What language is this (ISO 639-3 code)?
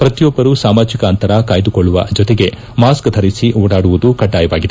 kan